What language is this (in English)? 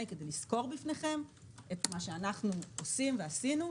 Hebrew